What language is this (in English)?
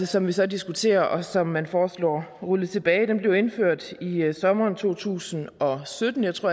Danish